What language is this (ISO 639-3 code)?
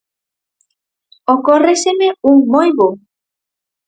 glg